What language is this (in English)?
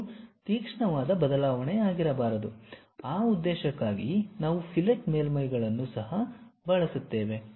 Kannada